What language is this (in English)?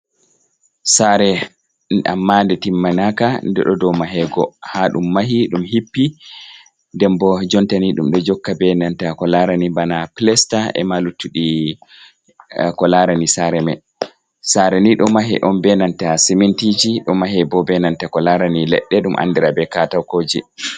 Fula